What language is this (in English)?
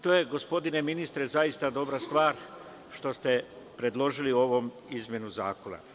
Serbian